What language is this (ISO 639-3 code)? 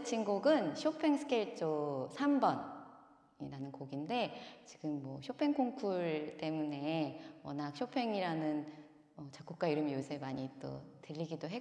kor